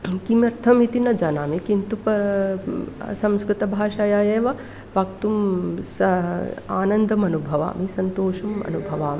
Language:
Sanskrit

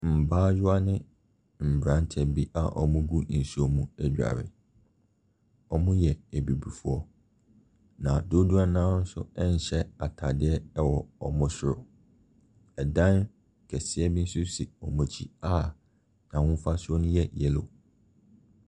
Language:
Akan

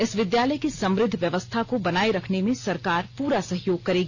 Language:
Hindi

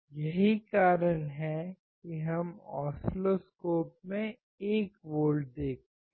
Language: Hindi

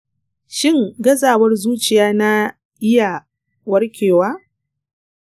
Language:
Hausa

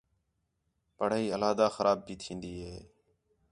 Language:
Khetrani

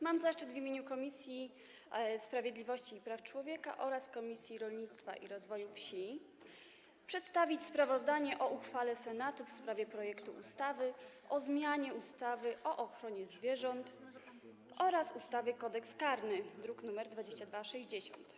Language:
Polish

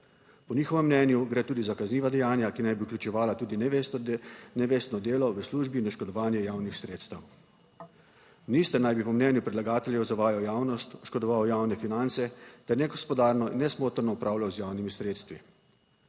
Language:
Slovenian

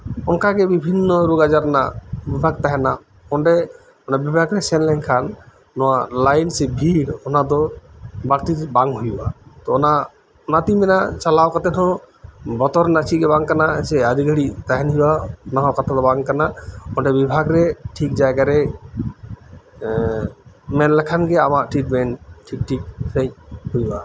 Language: Santali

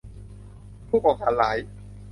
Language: Thai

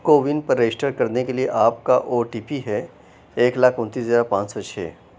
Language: Urdu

